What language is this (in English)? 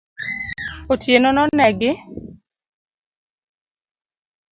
Luo (Kenya and Tanzania)